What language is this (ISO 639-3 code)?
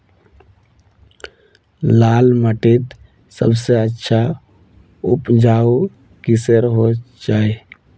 mag